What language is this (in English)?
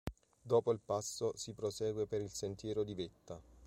Italian